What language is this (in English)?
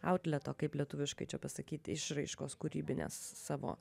Lithuanian